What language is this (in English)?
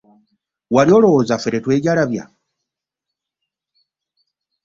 Ganda